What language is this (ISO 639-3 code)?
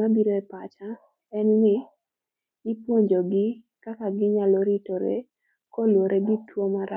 luo